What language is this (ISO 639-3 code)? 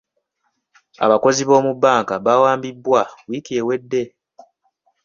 lug